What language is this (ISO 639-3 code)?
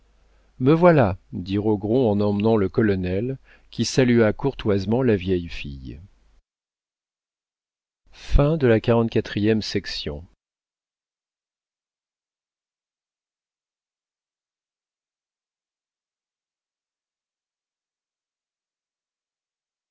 fra